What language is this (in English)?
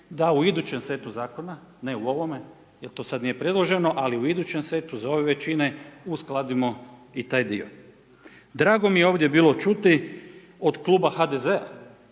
Croatian